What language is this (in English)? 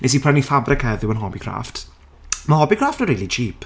Welsh